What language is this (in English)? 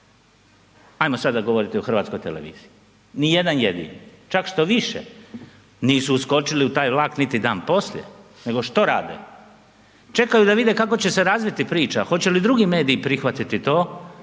Croatian